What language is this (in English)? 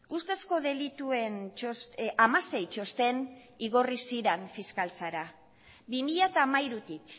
Basque